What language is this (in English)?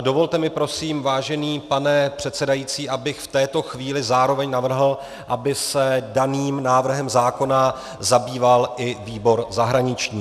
Czech